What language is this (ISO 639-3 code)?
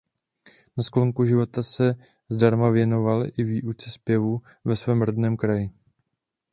ces